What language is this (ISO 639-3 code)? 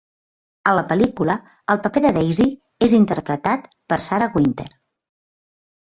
cat